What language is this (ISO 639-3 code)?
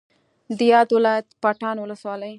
pus